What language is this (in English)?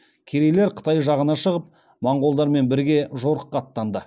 Kazakh